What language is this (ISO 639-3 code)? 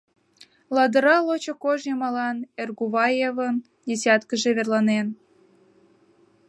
chm